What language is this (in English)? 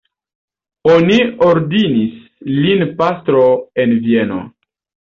Esperanto